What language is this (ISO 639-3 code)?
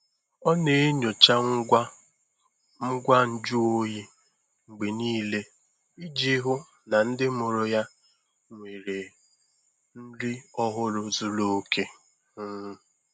ibo